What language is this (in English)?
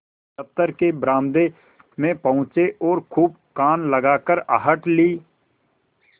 Hindi